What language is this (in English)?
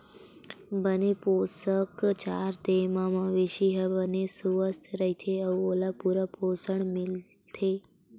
Chhattisgarhi